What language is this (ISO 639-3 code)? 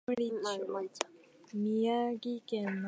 jpn